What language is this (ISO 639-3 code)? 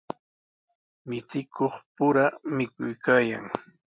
qws